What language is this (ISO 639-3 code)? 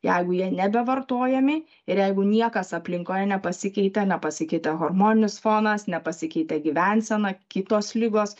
lit